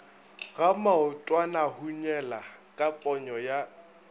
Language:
Northern Sotho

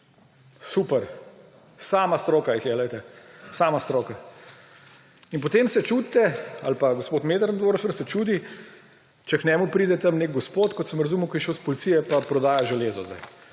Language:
Slovenian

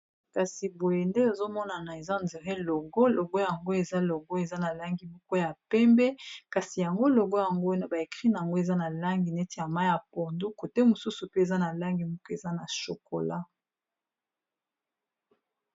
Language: Lingala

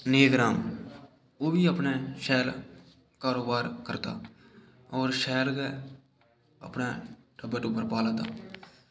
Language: Dogri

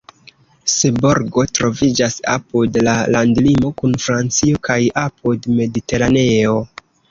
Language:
Esperanto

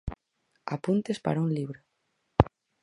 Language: Galician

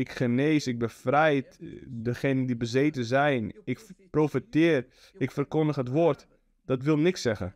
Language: Dutch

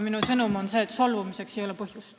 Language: Estonian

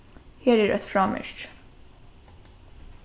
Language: Faroese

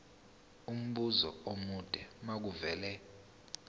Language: Zulu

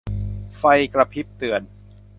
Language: Thai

